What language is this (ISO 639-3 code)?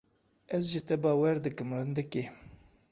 kur